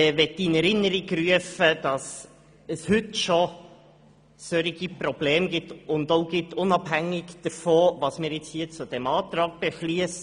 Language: Swiss German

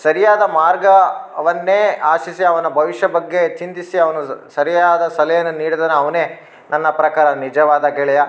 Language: Kannada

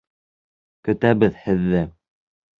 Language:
Bashkir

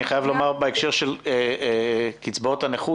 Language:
Hebrew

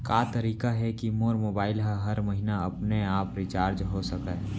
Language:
Chhattisgarhi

